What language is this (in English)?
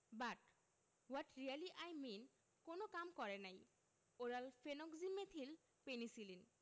Bangla